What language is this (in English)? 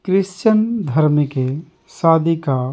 Hindi